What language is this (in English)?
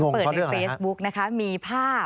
Thai